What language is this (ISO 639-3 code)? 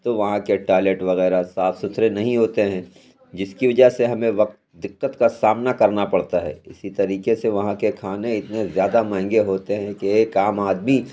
urd